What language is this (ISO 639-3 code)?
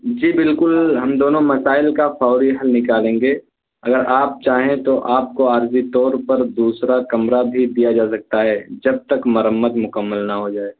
urd